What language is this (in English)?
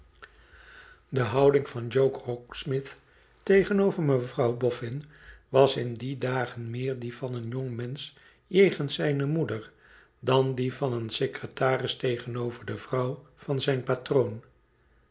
Dutch